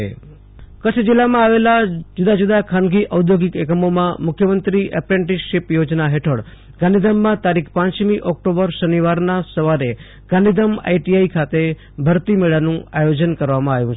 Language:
Gujarati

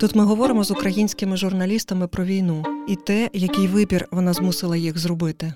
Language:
Ukrainian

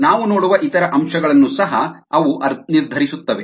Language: Kannada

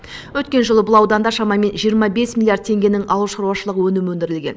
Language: Kazakh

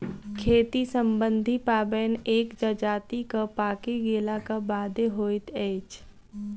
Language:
Maithili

